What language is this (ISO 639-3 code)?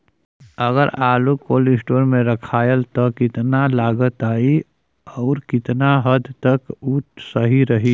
bho